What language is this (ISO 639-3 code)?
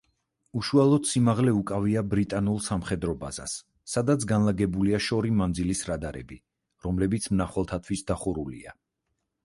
kat